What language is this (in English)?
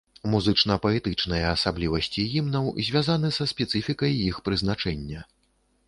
Belarusian